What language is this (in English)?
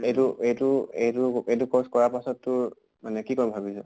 Assamese